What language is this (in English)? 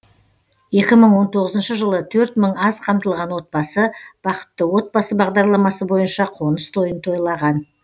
Kazakh